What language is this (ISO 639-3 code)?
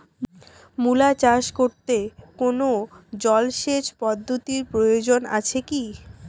ben